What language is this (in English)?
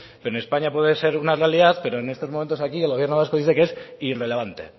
Spanish